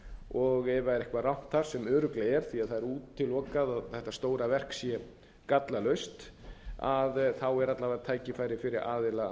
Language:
Icelandic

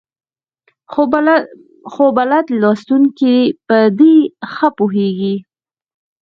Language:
Pashto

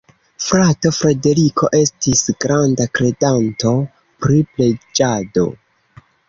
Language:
Esperanto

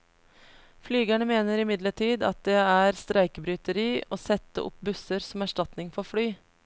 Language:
Norwegian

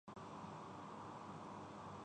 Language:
Urdu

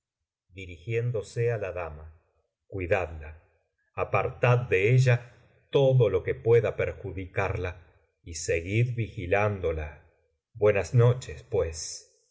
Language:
Spanish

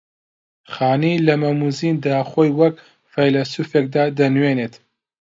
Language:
Central Kurdish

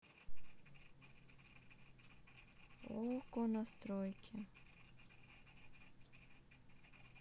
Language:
Russian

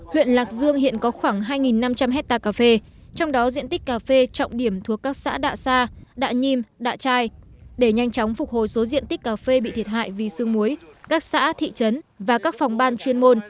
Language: Vietnamese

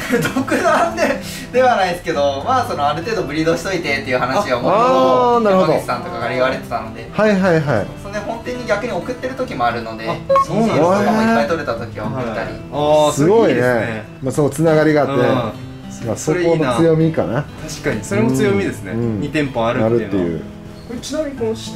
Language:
Japanese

